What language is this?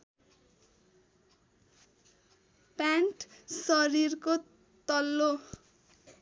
Nepali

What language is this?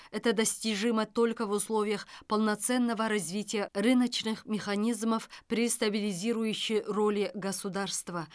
Kazakh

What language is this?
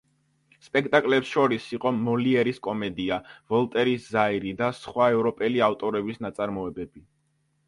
Georgian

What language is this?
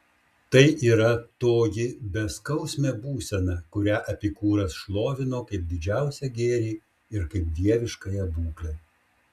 Lithuanian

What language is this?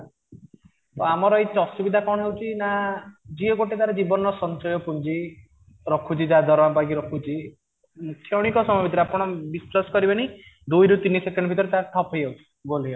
Odia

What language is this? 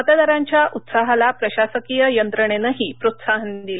Marathi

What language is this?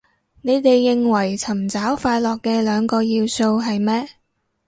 Cantonese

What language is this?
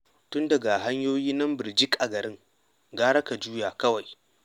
Hausa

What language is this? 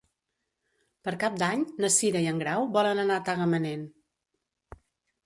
Catalan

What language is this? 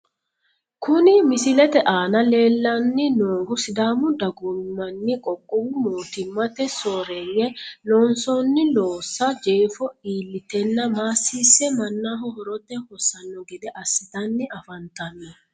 Sidamo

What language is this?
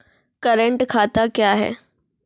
Maithili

